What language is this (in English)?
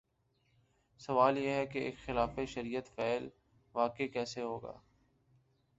Urdu